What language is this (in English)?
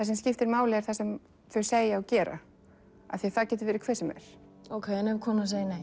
Icelandic